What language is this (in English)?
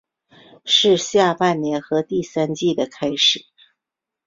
Chinese